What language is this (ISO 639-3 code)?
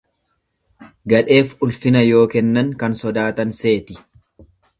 orm